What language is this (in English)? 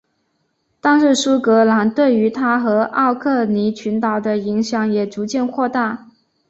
Chinese